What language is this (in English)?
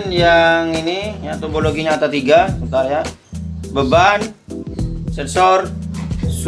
Indonesian